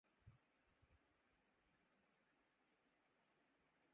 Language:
Urdu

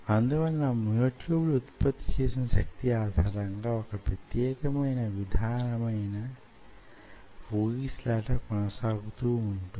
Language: Telugu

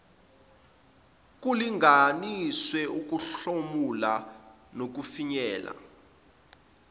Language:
Zulu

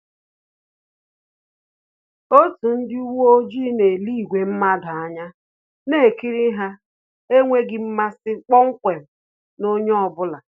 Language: Igbo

